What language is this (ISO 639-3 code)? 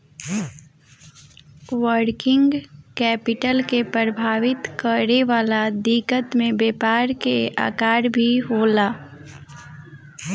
bho